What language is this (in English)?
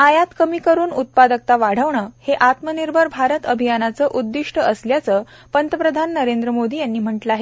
Marathi